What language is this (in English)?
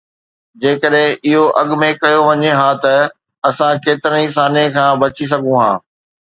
Sindhi